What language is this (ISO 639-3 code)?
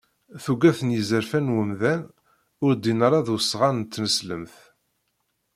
kab